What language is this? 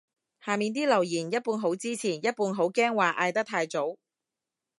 Cantonese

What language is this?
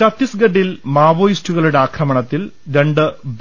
Malayalam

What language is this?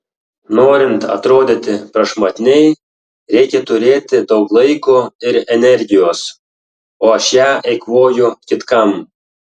Lithuanian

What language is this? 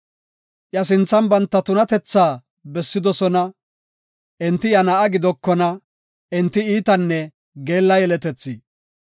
Gofa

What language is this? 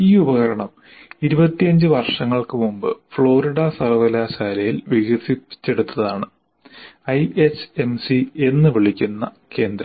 Malayalam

